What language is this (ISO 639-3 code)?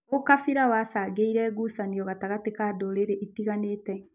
kik